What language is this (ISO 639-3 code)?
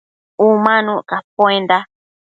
mcf